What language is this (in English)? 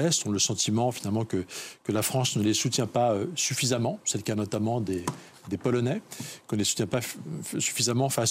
French